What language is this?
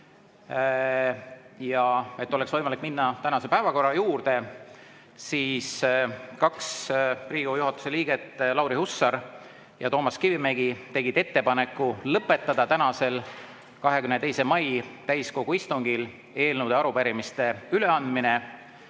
Estonian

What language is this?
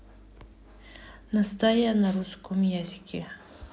Russian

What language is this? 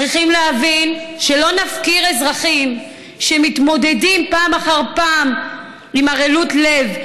Hebrew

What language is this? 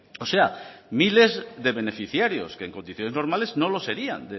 Spanish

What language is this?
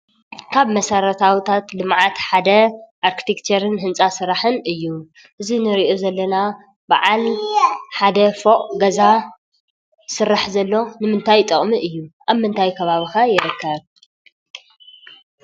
Tigrinya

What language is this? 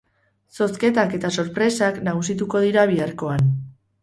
Basque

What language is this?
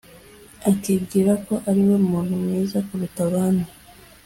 Kinyarwanda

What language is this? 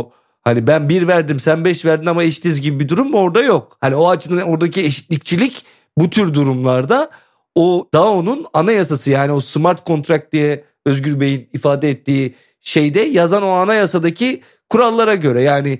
Turkish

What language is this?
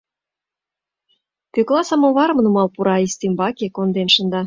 Mari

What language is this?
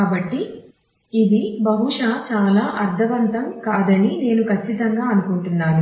Telugu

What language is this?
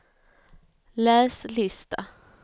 Swedish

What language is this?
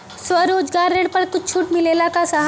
Bhojpuri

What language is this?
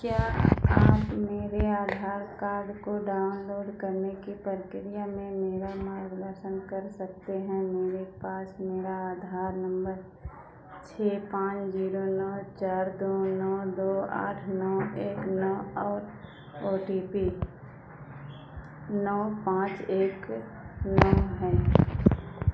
Hindi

